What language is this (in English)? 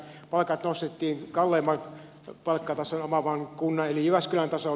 Finnish